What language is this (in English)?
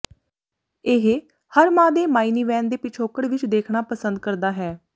Punjabi